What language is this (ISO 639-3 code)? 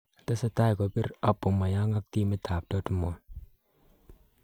kln